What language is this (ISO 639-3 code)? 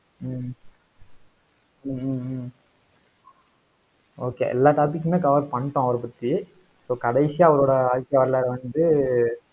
tam